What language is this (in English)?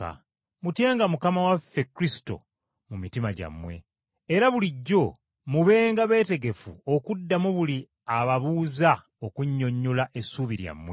Ganda